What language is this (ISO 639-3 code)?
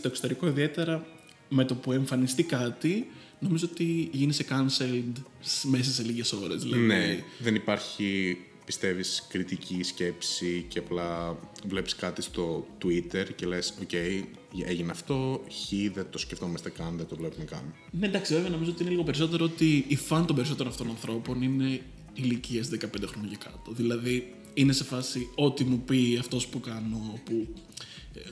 ell